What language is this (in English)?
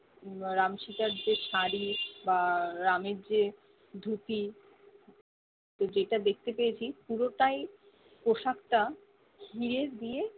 Bangla